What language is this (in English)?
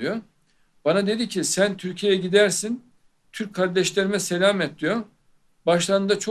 Turkish